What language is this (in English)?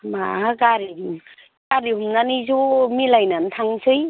Bodo